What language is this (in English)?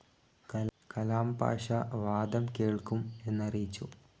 Malayalam